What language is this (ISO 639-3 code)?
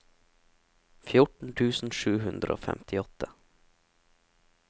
nor